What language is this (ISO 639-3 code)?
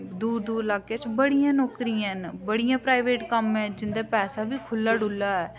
doi